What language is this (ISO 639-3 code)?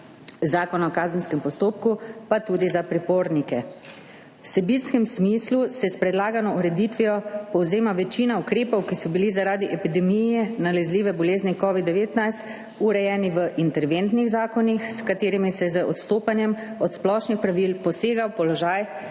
slv